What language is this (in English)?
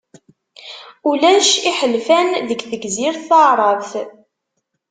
Kabyle